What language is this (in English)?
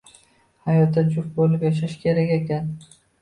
Uzbek